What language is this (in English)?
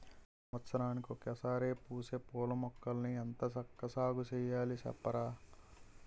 Telugu